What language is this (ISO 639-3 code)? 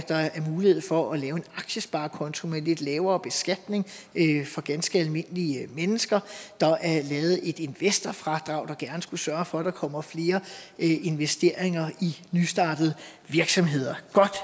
dan